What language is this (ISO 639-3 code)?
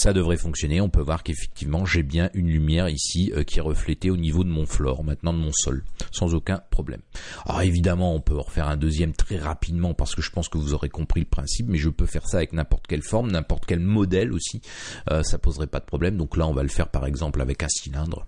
fra